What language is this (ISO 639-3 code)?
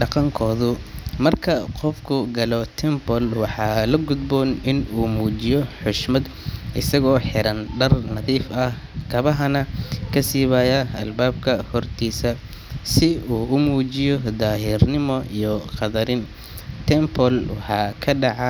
som